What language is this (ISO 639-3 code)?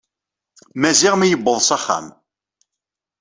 kab